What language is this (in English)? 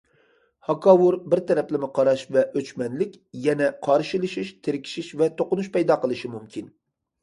Uyghur